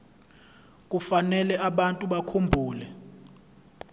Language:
Zulu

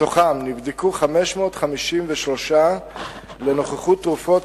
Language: Hebrew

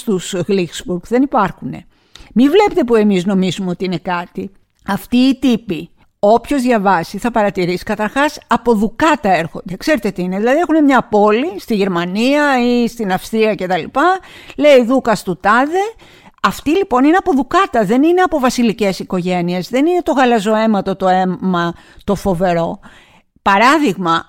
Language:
Greek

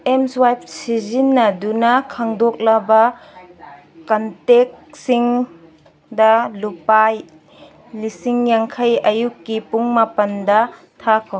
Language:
Manipuri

